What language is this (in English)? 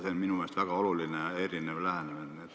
Estonian